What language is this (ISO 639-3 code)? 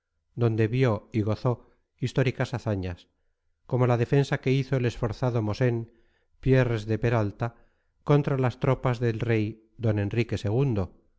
spa